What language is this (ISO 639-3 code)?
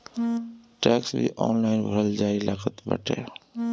bho